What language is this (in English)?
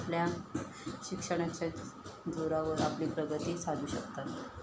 Marathi